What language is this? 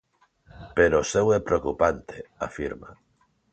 Galician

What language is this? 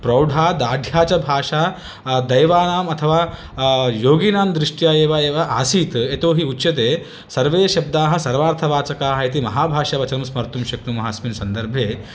Sanskrit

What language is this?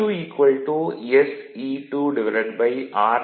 Tamil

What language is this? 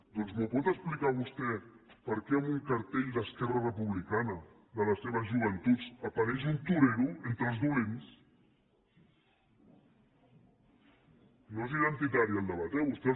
Catalan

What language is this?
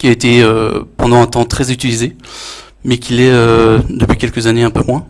French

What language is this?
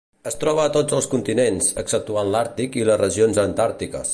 Catalan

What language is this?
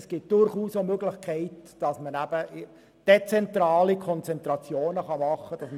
Swiss German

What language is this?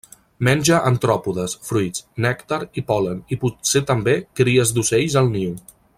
Catalan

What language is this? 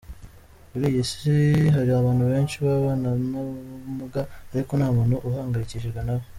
Kinyarwanda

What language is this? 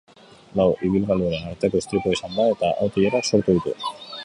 Basque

